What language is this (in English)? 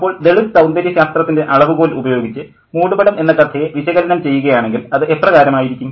Malayalam